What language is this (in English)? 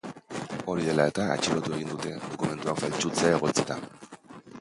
Basque